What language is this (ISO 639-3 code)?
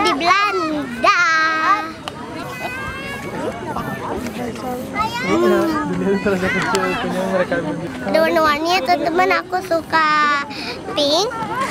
ind